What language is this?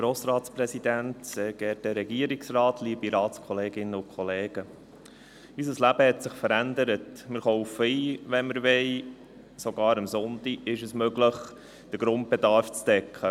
Swiss German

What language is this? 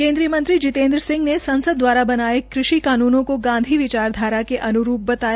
Hindi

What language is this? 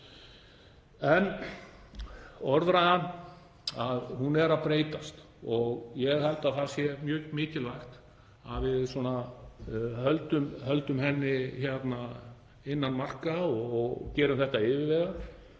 Icelandic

